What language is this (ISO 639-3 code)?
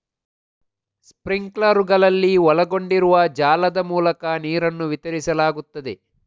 kan